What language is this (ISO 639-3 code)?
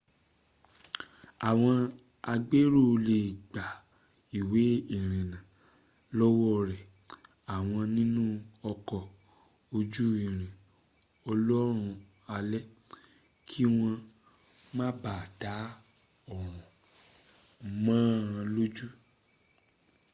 yor